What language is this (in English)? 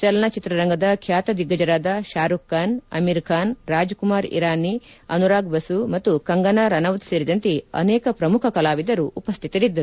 Kannada